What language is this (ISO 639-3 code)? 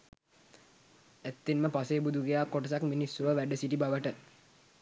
sin